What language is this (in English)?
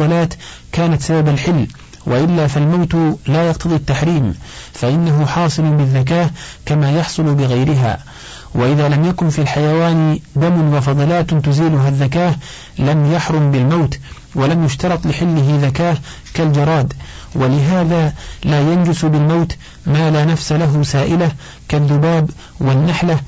Arabic